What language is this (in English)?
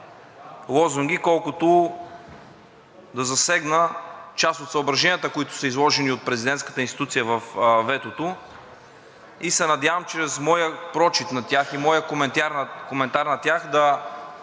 Bulgarian